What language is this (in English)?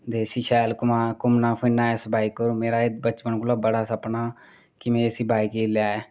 Dogri